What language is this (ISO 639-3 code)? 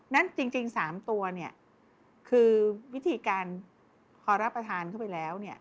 tha